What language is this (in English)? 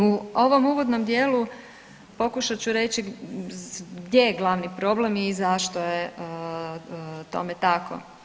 Croatian